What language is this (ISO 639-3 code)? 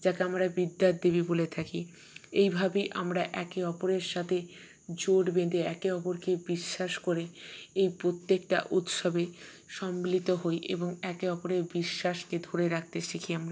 ben